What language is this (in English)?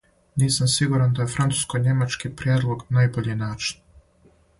Serbian